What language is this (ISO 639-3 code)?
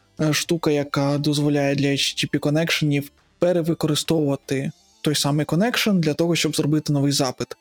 ukr